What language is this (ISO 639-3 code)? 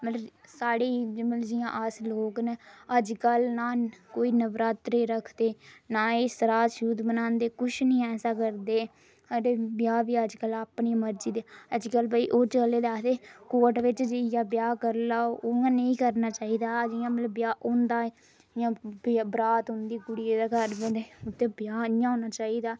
doi